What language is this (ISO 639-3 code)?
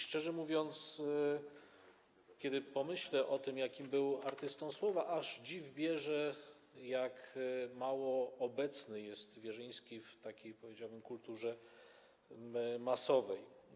pol